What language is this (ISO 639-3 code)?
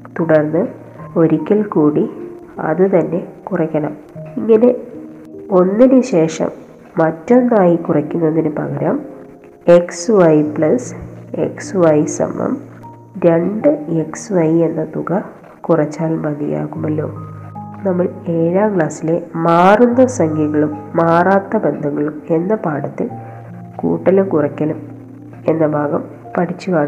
mal